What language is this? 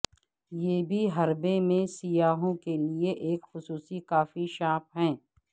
Urdu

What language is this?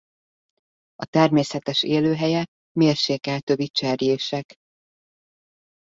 Hungarian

